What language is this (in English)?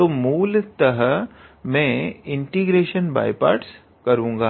Hindi